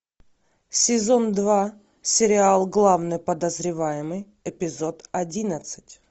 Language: Russian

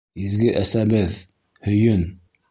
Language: Bashkir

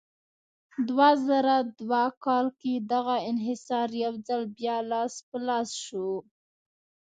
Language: Pashto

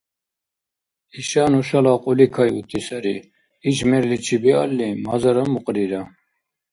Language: Dargwa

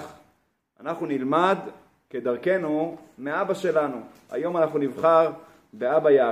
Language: Hebrew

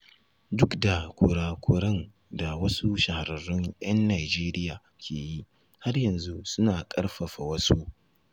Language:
Hausa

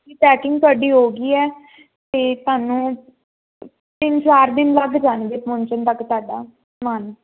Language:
Punjabi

